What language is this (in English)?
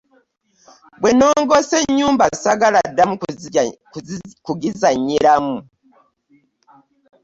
Ganda